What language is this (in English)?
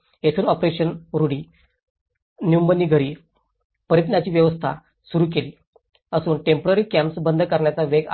Marathi